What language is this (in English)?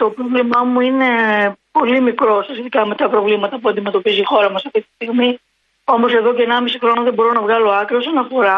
Greek